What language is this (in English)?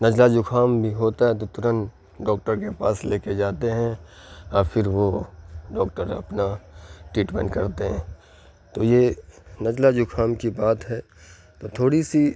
Urdu